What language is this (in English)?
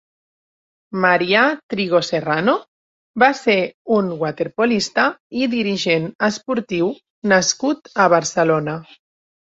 Catalan